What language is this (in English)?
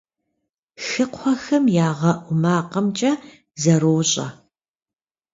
Kabardian